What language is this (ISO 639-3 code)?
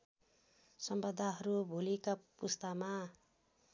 nep